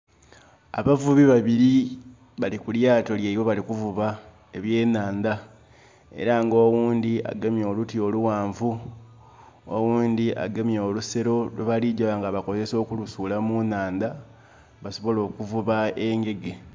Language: Soga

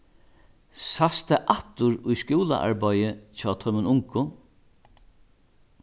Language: Faroese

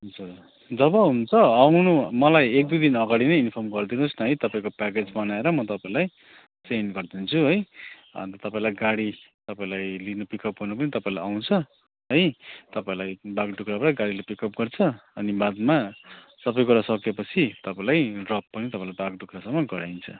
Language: Nepali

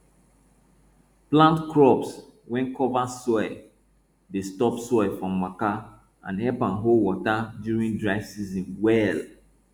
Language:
Nigerian Pidgin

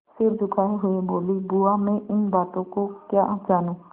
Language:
Hindi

